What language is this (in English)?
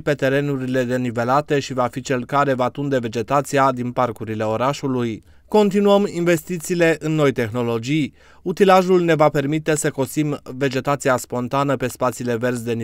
Romanian